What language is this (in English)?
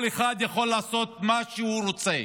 Hebrew